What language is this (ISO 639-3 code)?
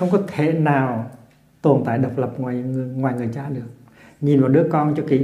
vie